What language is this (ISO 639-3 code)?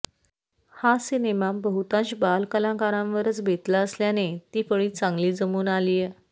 mar